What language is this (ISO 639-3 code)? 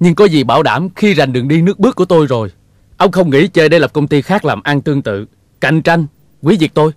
vie